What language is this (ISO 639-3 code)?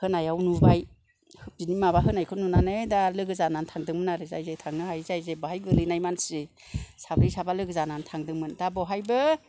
brx